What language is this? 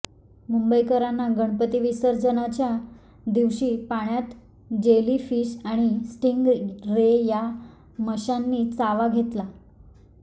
Marathi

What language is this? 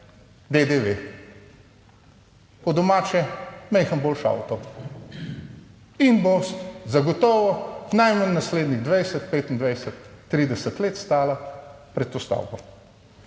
Slovenian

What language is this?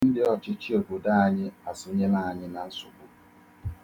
Igbo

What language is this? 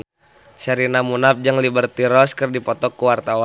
Sundanese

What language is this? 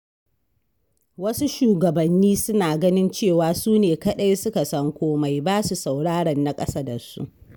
Hausa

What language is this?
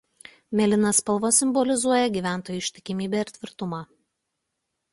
Lithuanian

